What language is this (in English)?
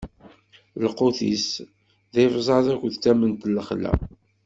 Kabyle